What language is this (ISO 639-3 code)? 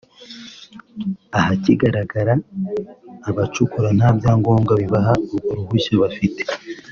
kin